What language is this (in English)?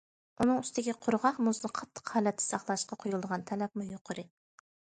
Uyghur